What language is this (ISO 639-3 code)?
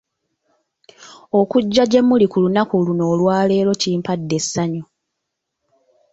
lug